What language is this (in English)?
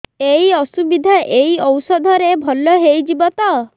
Odia